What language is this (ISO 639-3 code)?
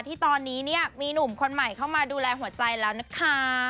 tha